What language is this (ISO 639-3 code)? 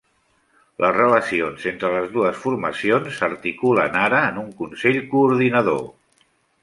cat